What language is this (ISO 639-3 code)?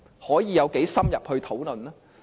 yue